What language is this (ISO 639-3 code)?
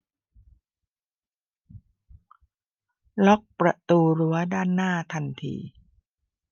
tha